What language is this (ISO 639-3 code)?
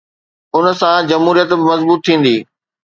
snd